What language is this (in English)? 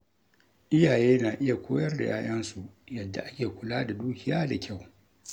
Hausa